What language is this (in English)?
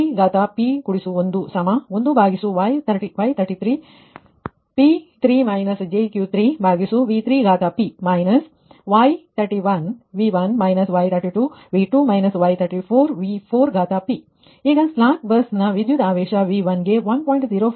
Kannada